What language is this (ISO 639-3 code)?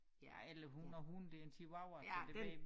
dan